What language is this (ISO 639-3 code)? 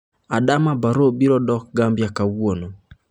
luo